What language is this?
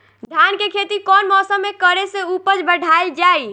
Bhojpuri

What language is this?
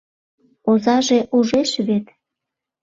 Mari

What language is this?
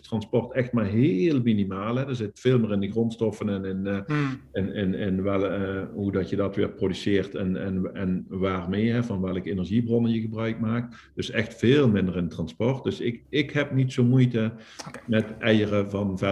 Dutch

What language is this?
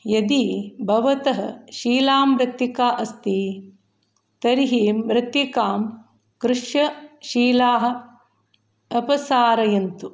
Sanskrit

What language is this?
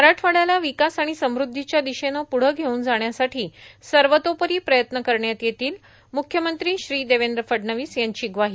Marathi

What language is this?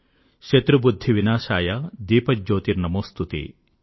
Telugu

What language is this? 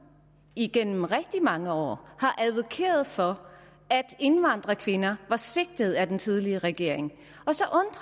Danish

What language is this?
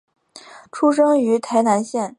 Chinese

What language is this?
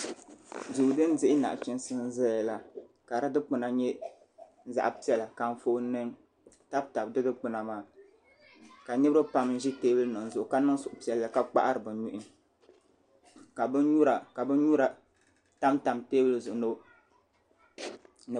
Dagbani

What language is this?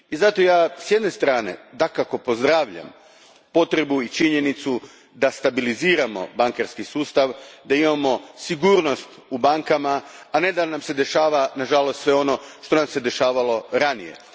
Croatian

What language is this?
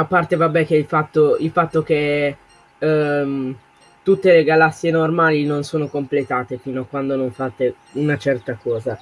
Italian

